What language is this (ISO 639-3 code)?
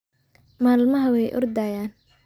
som